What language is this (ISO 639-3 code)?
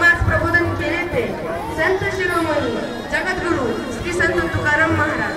mar